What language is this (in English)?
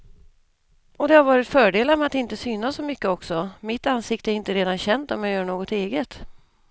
Swedish